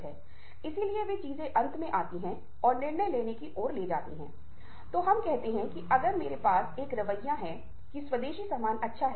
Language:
Hindi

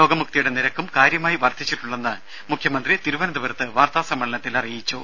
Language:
Malayalam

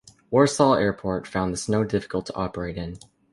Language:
English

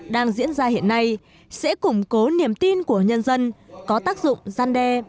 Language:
Vietnamese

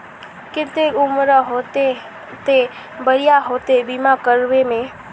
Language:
Magahi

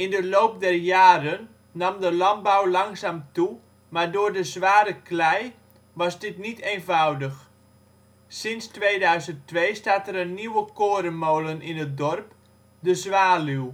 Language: Dutch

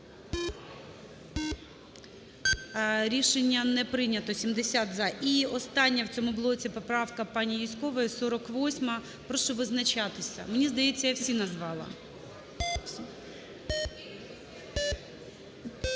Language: Ukrainian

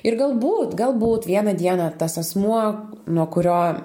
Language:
Lithuanian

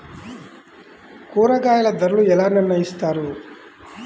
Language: Telugu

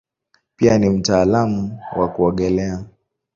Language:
Swahili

